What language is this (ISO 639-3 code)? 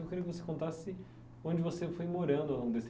por